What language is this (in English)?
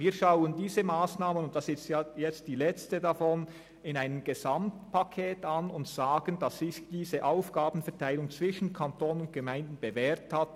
Swiss German